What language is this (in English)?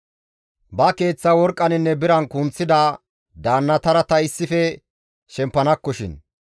Gamo